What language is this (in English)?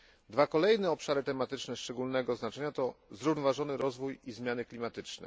Polish